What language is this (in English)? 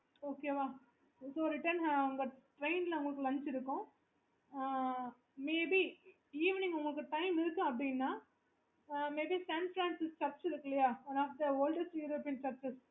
Tamil